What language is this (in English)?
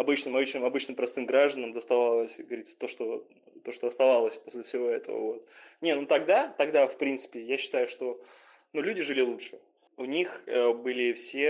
Russian